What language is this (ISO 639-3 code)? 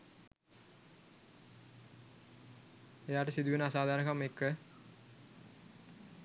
sin